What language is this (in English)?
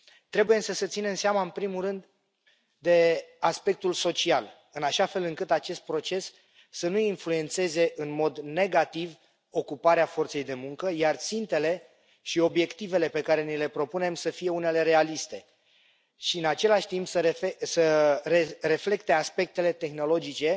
Romanian